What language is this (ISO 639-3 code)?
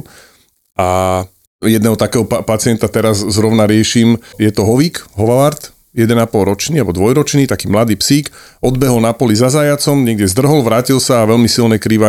slk